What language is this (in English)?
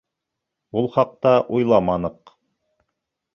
Bashkir